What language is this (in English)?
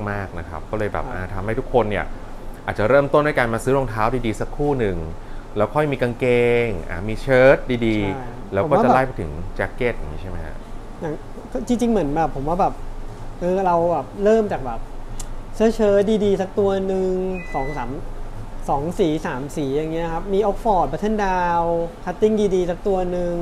Thai